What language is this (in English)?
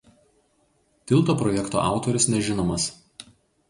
Lithuanian